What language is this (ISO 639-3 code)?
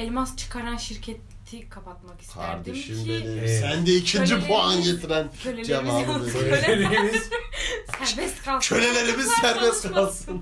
tur